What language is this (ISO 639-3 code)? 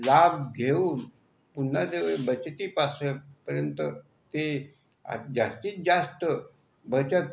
mar